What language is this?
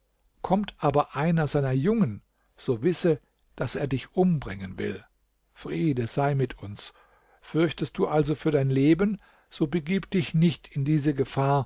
German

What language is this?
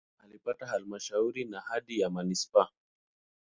Swahili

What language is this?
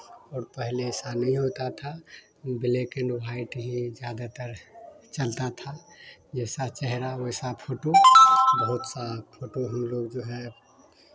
Hindi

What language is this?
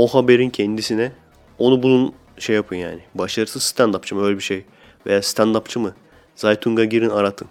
Turkish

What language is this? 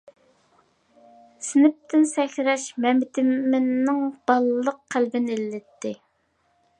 Uyghur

